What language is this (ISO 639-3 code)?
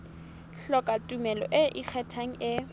sot